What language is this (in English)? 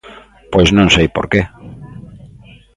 Galician